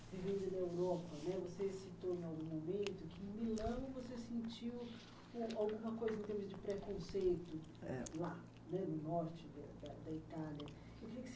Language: Portuguese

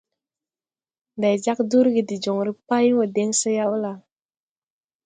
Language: Tupuri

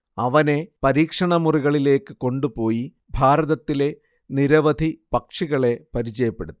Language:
Malayalam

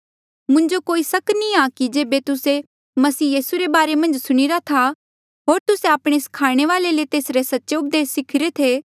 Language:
Mandeali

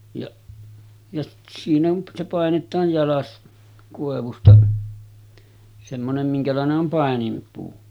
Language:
Finnish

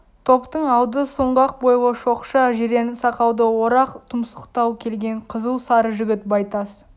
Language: Kazakh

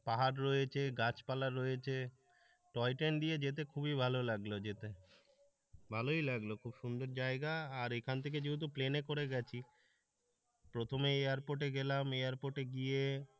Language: Bangla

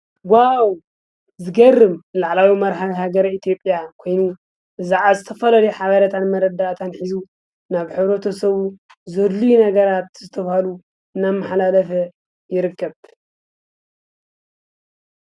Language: Tigrinya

